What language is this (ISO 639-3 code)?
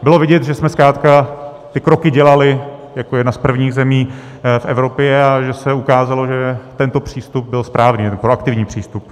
ces